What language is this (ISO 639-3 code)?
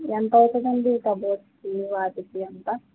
tel